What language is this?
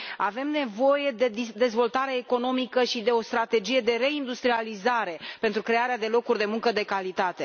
Romanian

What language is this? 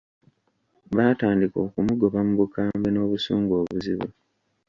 Ganda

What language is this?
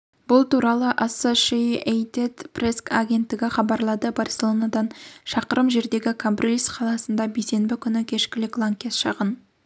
Kazakh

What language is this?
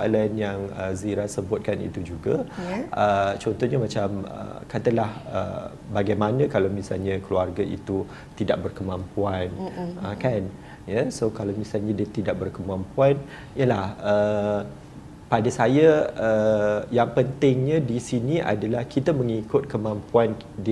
Malay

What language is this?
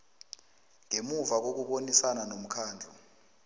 South Ndebele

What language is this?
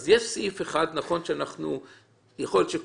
Hebrew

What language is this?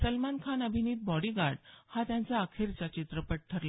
Marathi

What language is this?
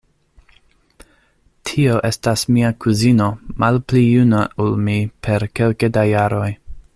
Esperanto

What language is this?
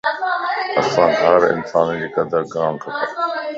Lasi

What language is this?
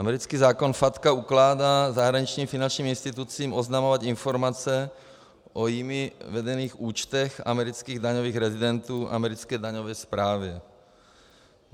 Czech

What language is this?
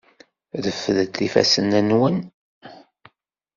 Kabyle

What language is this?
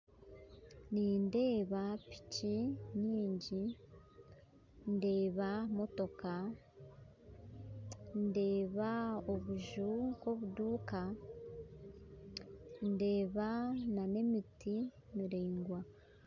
Nyankole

